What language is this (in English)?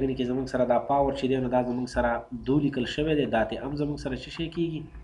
French